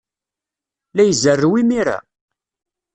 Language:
Kabyle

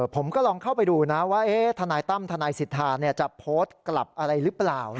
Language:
Thai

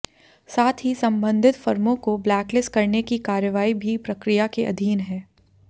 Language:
Hindi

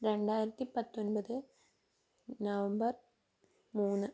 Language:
Malayalam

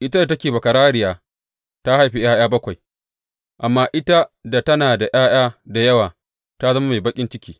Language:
Hausa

